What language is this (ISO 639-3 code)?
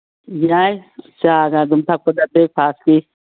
mni